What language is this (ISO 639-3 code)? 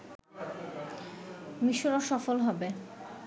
ben